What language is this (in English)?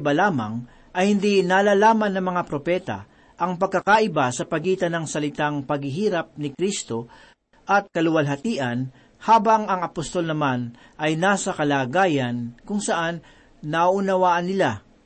Filipino